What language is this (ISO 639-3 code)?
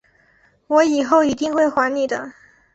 zho